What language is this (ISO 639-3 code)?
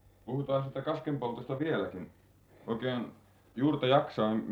fin